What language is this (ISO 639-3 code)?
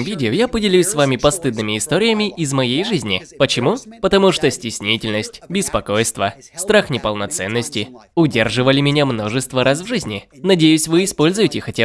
rus